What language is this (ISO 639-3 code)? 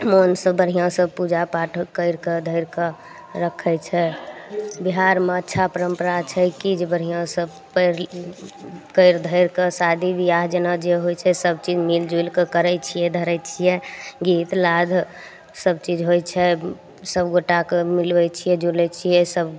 mai